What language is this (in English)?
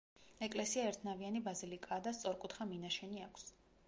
Georgian